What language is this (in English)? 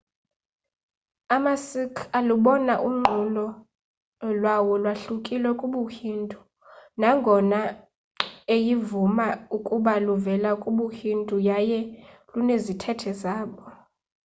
Xhosa